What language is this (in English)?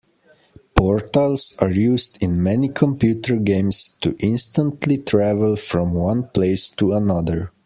English